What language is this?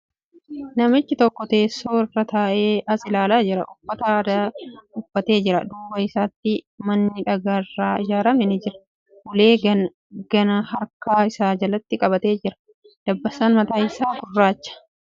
Oromo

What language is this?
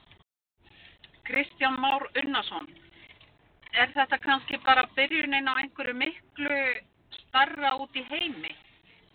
Icelandic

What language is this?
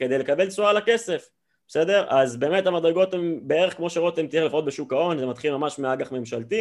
Hebrew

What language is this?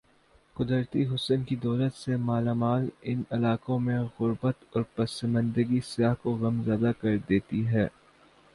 Urdu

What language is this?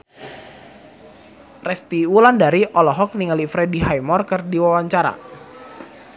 Sundanese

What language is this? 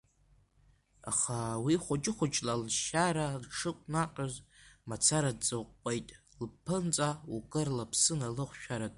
Abkhazian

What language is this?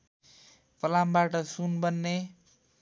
Nepali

